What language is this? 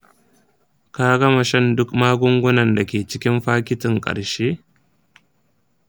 Hausa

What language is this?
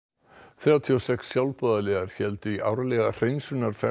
Icelandic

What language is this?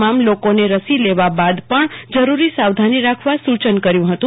Gujarati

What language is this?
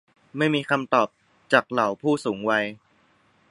Thai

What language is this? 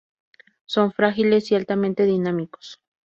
Spanish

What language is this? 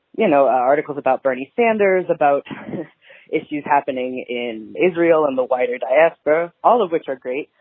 English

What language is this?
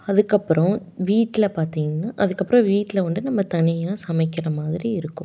Tamil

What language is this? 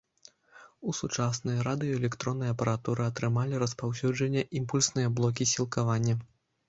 Belarusian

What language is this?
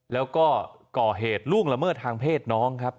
Thai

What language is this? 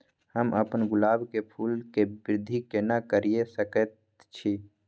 Maithili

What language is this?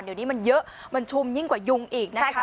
Thai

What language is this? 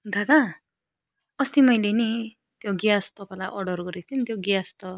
Nepali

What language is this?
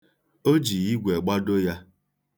Igbo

